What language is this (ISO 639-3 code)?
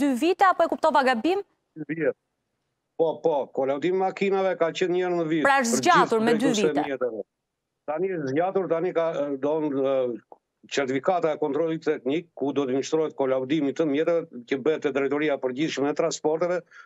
ron